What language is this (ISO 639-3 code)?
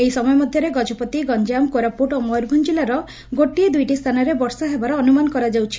ori